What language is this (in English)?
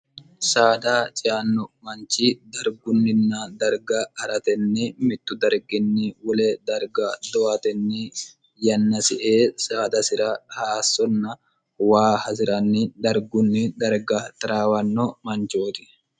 Sidamo